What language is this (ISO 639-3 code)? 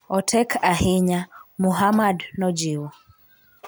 luo